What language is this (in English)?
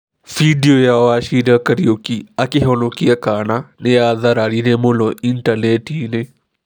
Kikuyu